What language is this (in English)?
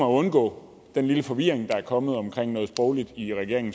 Danish